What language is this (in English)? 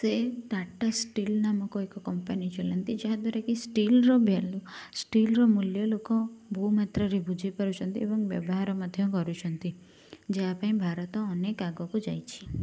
Odia